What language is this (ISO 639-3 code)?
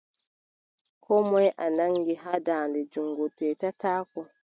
fub